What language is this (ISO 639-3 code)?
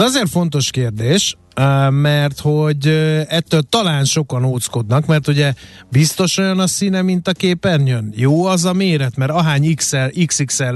hun